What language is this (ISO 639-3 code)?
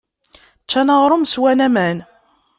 kab